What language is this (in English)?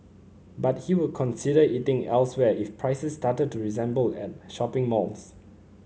English